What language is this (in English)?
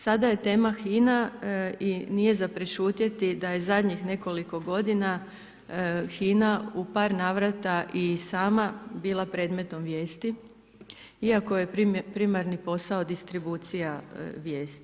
Croatian